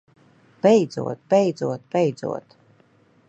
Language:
Latvian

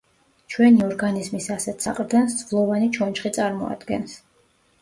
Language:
Georgian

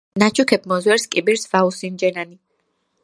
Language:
Georgian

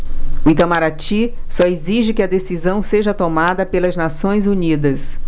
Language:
Portuguese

